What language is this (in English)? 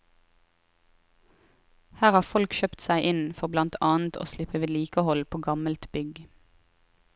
Norwegian